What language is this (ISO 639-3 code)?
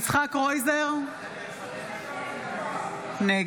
heb